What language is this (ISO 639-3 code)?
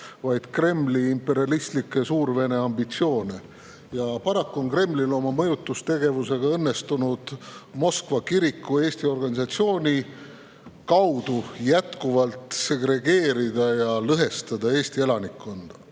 est